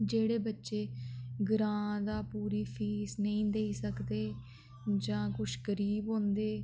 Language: Dogri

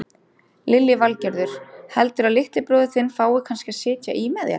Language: Icelandic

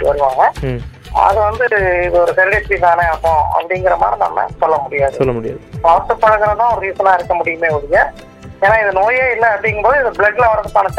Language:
Tamil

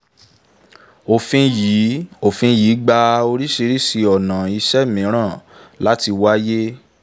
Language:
Yoruba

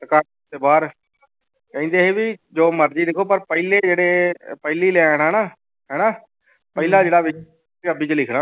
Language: Punjabi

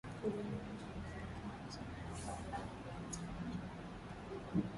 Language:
Swahili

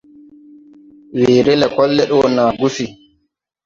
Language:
Tupuri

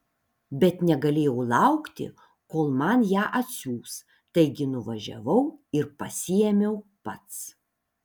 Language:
Lithuanian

